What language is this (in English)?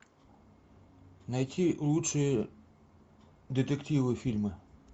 Russian